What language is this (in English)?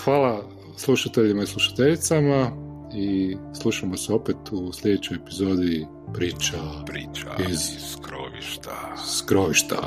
Croatian